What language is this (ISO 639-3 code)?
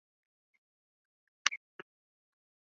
zho